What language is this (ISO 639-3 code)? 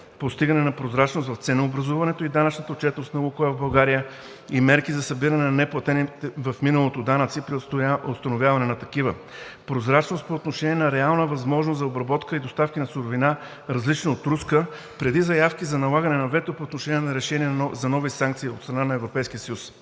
bul